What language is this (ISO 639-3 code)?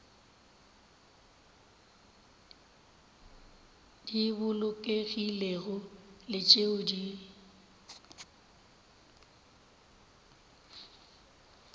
nso